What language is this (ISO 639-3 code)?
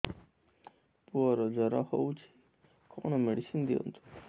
ori